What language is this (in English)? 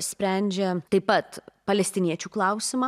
Lithuanian